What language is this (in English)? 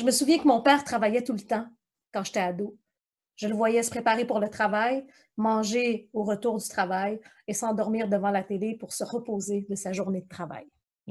French